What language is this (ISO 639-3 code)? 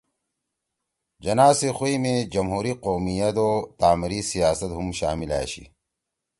trw